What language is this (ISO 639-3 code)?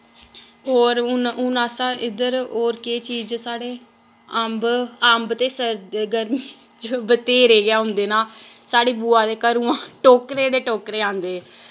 doi